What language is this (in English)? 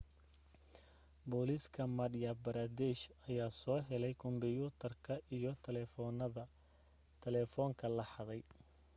Somali